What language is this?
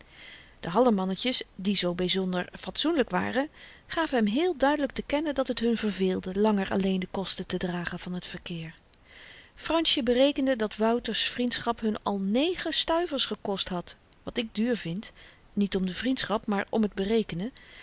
Dutch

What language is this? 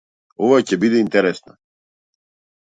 Macedonian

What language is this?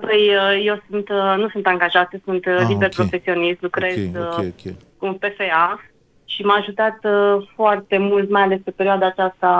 Romanian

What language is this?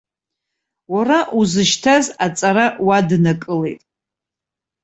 Abkhazian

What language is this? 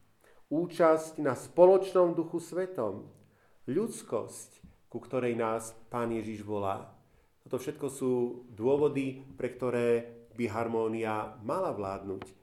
Slovak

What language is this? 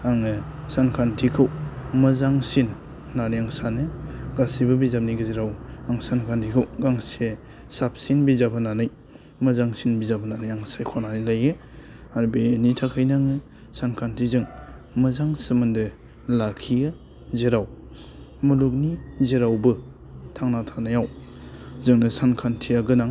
Bodo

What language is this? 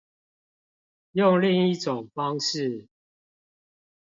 Chinese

